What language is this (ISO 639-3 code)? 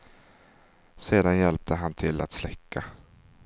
swe